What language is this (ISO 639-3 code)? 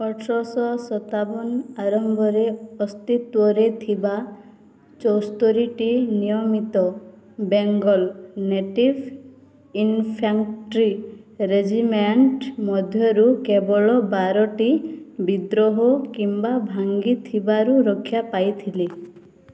ori